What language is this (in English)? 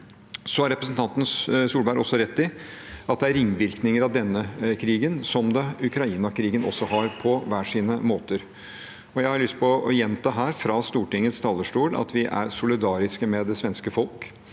Norwegian